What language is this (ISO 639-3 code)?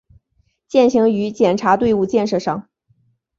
zho